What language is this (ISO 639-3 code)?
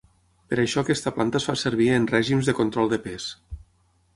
cat